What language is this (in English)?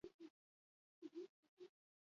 Basque